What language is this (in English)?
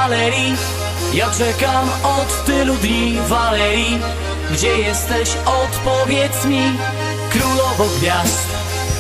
Polish